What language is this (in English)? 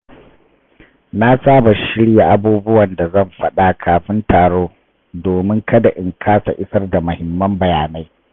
Hausa